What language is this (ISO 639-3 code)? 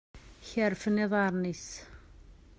kab